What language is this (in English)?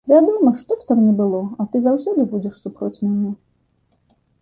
Belarusian